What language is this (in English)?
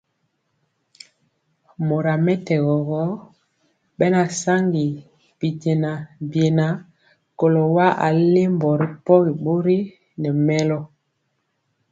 Mpiemo